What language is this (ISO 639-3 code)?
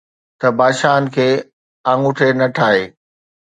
snd